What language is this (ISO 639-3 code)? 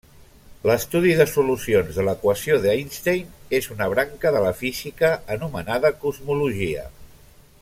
cat